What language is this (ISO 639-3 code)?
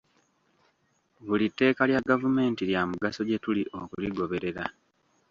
lug